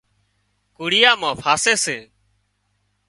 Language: Wadiyara Koli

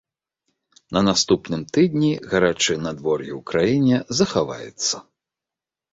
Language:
Belarusian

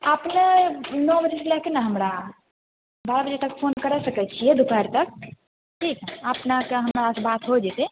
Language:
Maithili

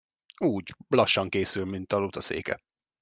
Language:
Hungarian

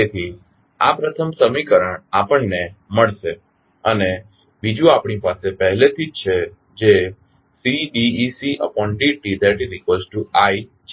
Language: Gujarati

